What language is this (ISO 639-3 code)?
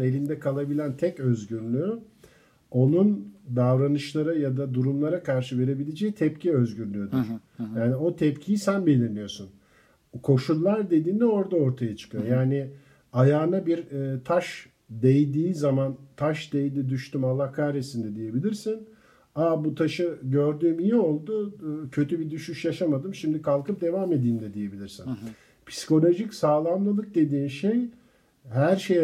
tur